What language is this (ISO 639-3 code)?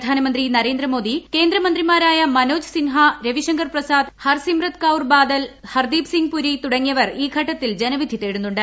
mal